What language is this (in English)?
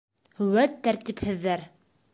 Bashkir